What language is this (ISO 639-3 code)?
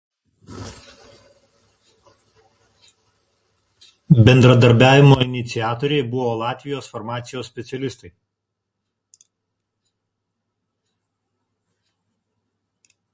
lit